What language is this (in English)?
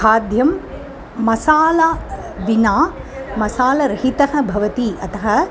Sanskrit